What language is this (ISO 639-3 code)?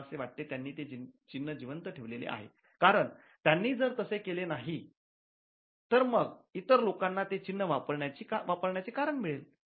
mar